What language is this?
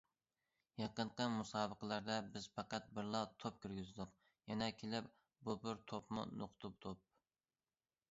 Uyghur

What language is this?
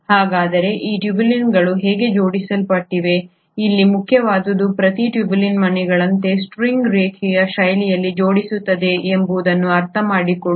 Kannada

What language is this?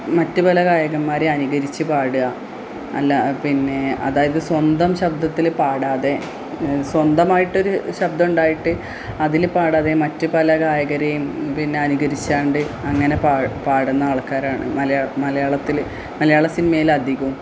Malayalam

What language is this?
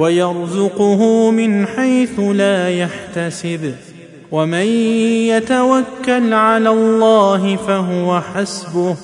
Arabic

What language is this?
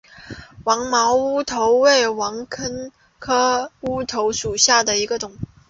Chinese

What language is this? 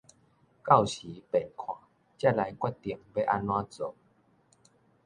Min Nan Chinese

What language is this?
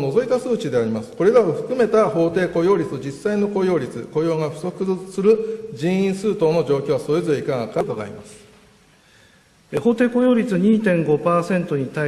Japanese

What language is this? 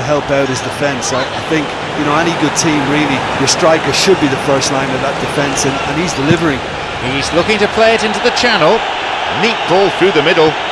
English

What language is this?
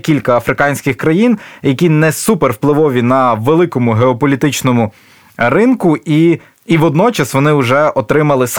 Ukrainian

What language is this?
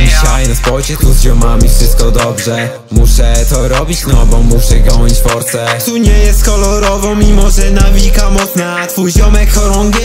Polish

